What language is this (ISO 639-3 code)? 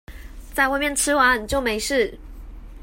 zho